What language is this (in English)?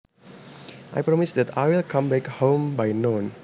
Javanese